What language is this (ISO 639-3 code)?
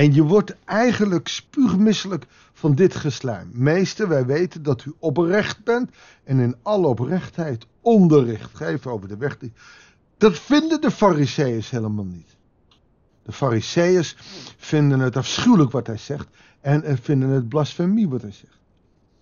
nld